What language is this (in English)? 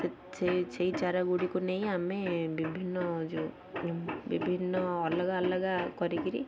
Odia